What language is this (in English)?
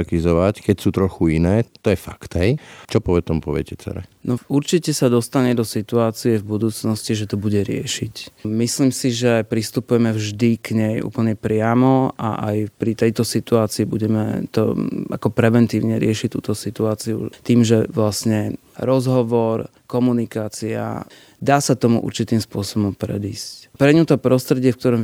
Slovak